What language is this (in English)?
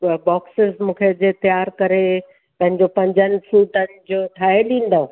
Sindhi